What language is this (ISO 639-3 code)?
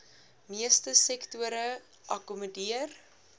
afr